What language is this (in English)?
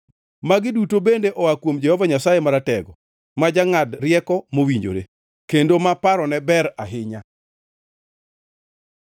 Luo (Kenya and Tanzania)